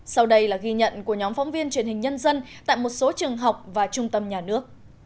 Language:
Vietnamese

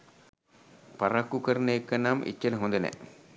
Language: Sinhala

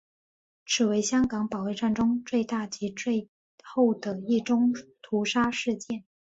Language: Chinese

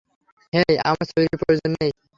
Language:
Bangla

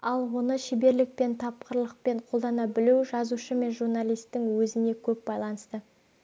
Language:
Kazakh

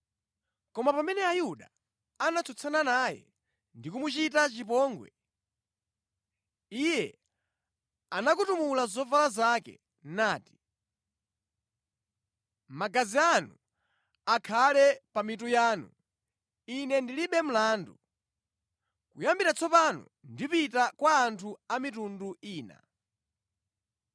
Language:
Nyanja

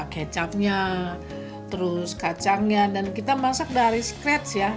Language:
Indonesian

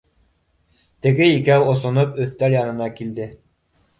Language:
Bashkir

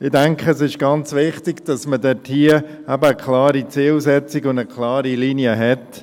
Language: Swiss German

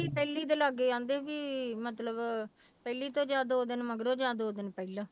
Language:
Punjabi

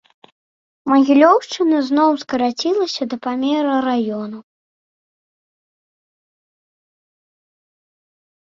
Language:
Belarusian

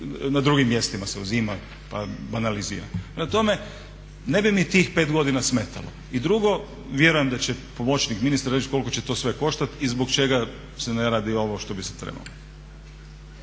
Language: Croatian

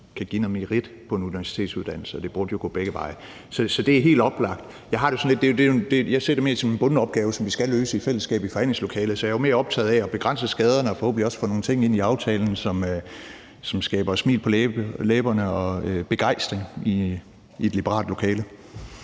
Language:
Danish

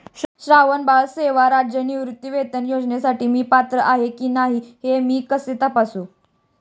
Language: Marathi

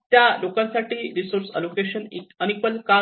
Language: Marathi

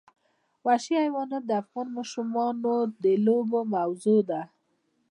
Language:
Pashto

